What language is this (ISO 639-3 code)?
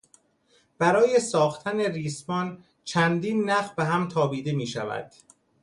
fas